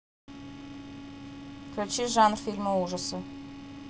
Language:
Russian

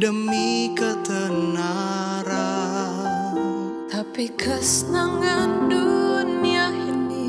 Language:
Indonesian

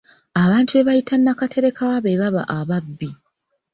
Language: Ganda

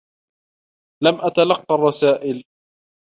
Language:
Arabic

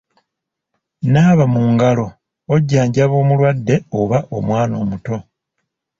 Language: Ganda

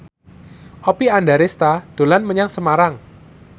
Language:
Javanese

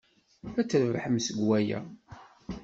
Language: Kabyle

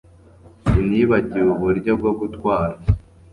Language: Kinyarwanda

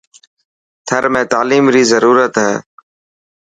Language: Dhatki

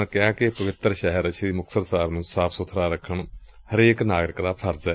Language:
Punjabi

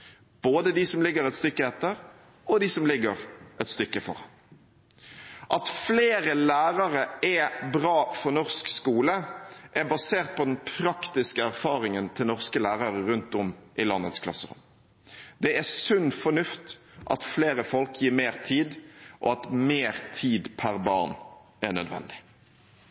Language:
Norwegian Bokmål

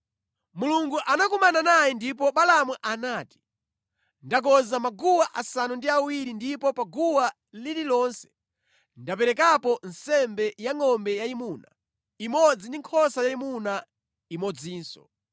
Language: Nyanja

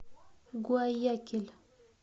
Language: Russian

